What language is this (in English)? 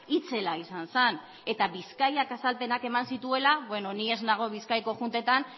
Basque